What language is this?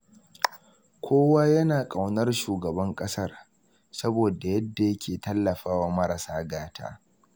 Hausa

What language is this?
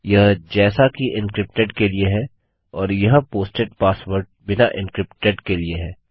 Hindi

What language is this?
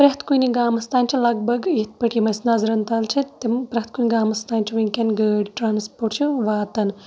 Kashmiri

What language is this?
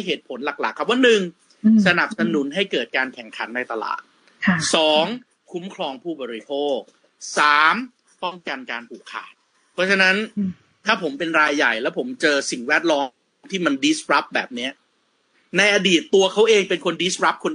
Thai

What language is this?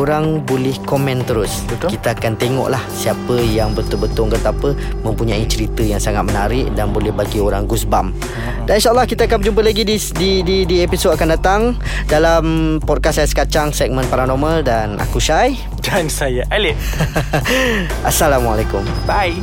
Malay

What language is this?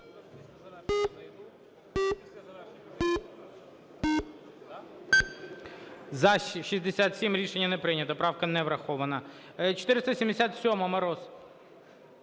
Ukrainian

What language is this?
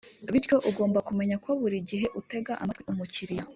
Kinyarwanda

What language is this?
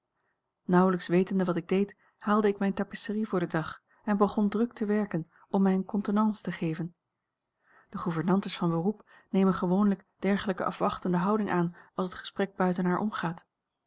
Dutch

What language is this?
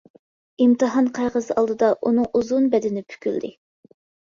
Uyghur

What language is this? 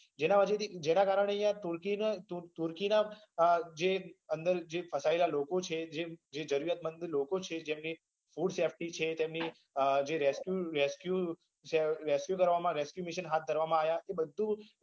Gujarati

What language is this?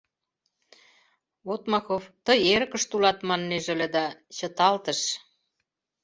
Mari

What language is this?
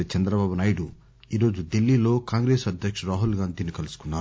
Telugu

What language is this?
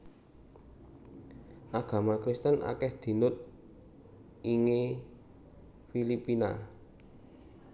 Javanese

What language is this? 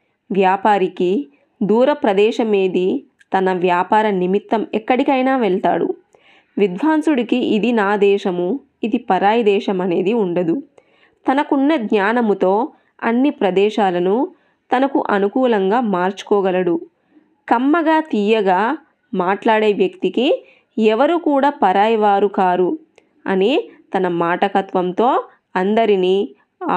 Telugu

